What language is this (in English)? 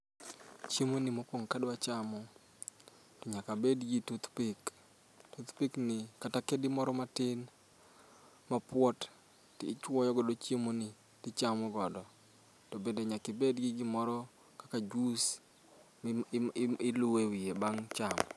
Luo (Kenya and Tanzania)